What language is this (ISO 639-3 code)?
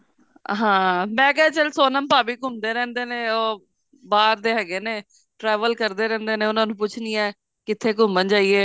pan